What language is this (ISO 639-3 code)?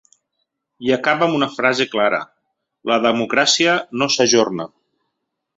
cat